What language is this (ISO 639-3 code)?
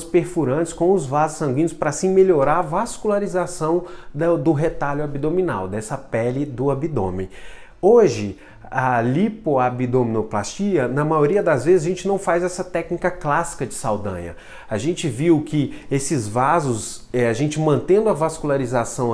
por